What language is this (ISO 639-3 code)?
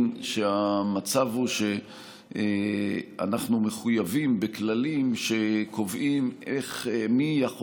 heb